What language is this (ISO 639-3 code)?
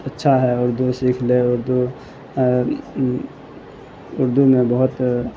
urd